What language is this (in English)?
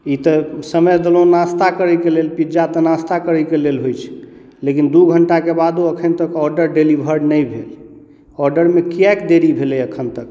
Maithili